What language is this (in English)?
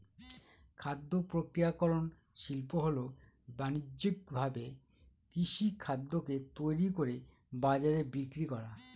Bangla